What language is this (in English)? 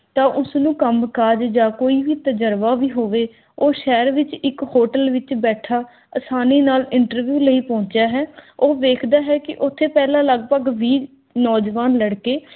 Punjabi